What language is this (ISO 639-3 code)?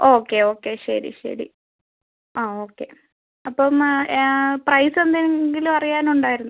mal